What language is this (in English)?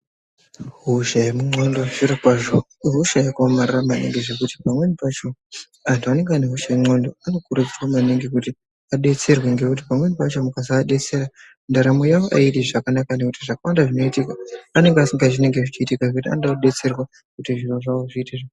Ndau